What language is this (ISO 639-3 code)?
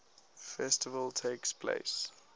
eng